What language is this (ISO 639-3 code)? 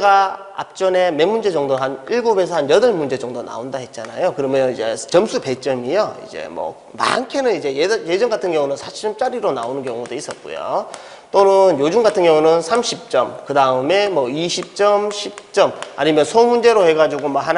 kor